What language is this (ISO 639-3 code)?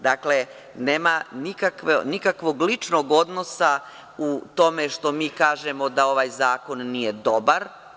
srp